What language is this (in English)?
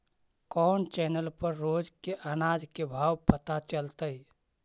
Magahi